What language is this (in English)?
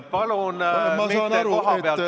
Estonian